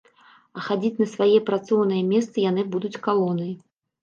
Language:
Belarusian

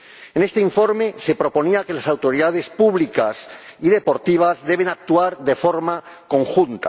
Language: Spanish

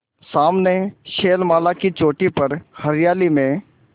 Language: Hindi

